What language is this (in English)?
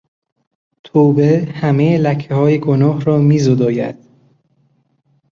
Persian